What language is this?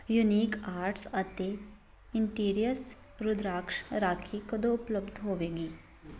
Punjabi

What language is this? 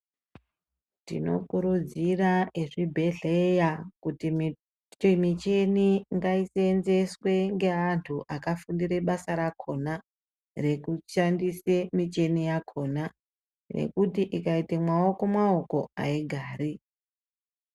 Ndau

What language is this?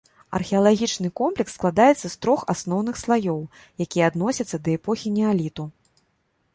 Belarusian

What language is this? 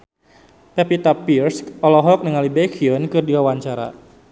Sundanese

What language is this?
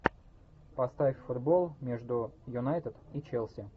Russian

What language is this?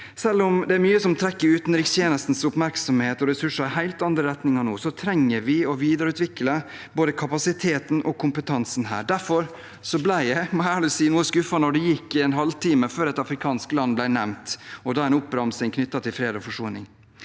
Norwegian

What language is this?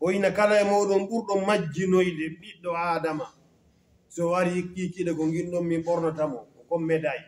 Arabic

